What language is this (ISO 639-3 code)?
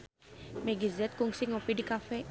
sun